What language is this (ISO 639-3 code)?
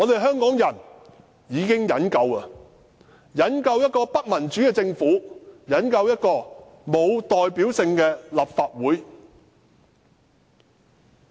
yue